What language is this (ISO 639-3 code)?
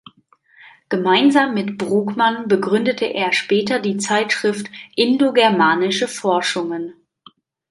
deu